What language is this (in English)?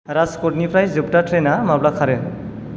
Bodo